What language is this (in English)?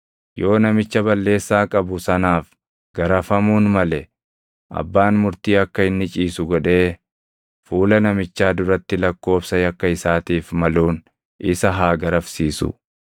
Oromo